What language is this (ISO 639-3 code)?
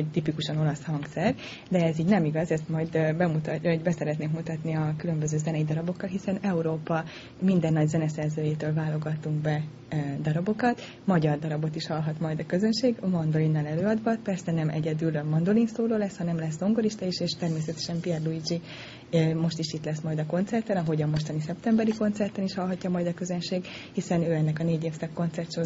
hun